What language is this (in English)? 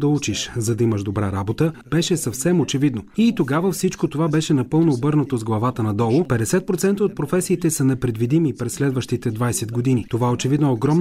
Bulgarian